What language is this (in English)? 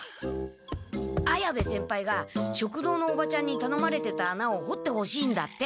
Japanese